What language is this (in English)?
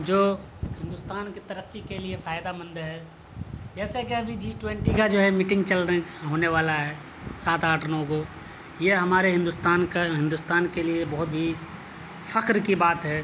Urdu